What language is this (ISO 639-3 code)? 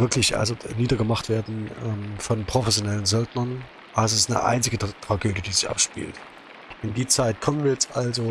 deu